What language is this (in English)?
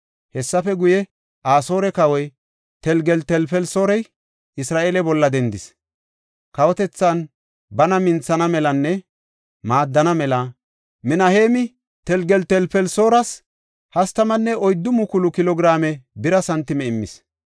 Gofa